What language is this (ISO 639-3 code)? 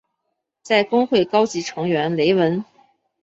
zho